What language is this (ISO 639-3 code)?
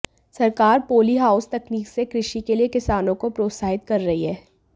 hin